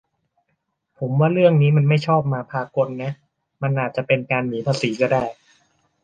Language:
Thai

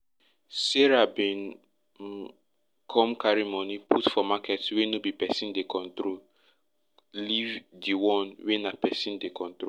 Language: Nigerian Pidgin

